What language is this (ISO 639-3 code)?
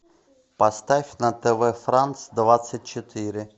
rus